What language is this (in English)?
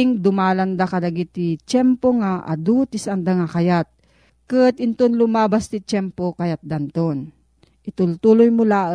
Filipino